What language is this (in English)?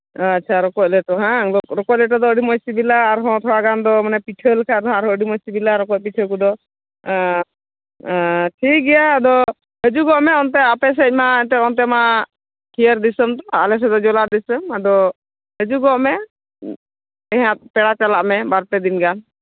Santali